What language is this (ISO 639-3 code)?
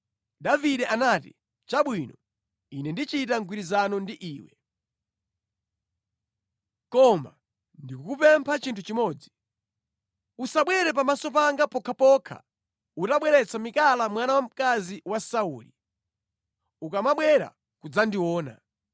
nya